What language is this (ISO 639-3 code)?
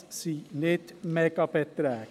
gsw